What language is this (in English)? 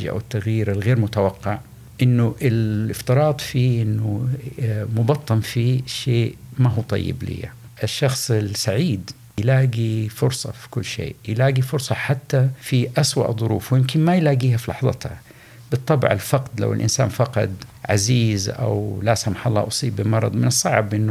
Arabic